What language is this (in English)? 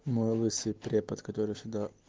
Russian